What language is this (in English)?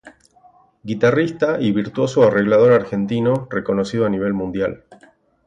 Spanish